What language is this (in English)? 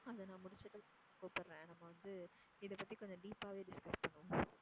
Tamil